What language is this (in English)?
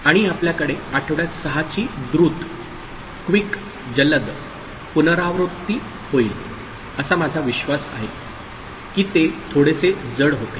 Marathi